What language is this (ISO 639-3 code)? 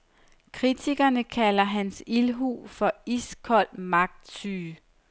dan